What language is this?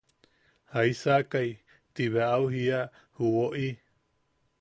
Yaqui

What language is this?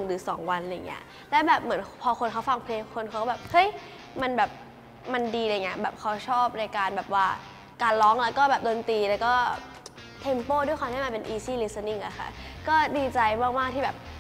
Thai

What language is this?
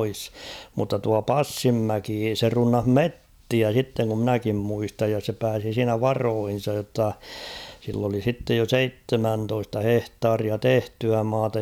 Finnish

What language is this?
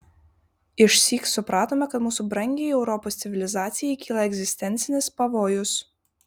Lithuanian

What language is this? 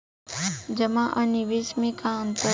Bhojpuri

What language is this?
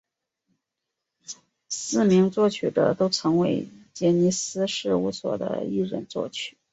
Chinese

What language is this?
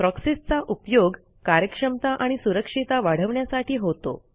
Marathi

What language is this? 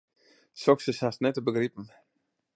Western Frisian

